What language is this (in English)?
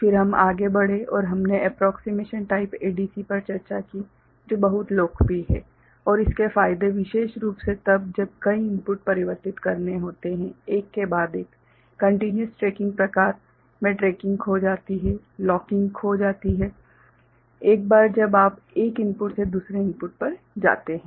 Hindi